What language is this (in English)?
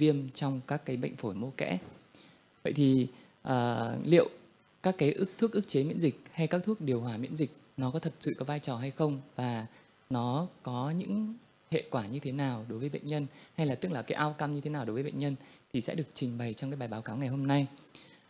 Vietnamese